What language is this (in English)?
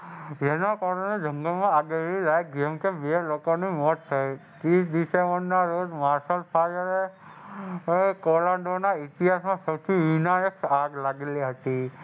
Gujarati